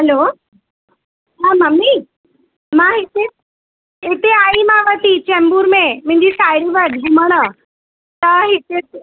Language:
Sindhi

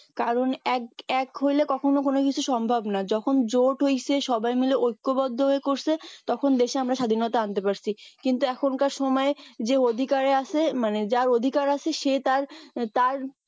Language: Bangla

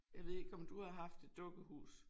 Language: Danish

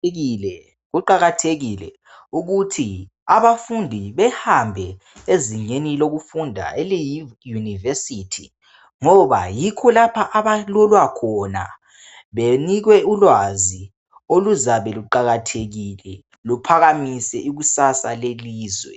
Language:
North Ndebele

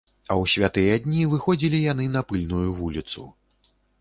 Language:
Belarusian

